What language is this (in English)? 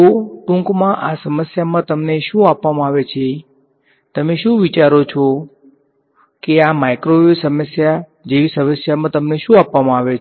Gujarati